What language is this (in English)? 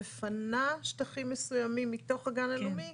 Hebrew